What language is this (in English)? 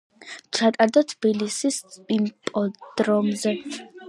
Georgian